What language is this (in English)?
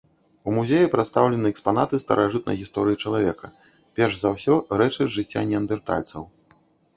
Belarusian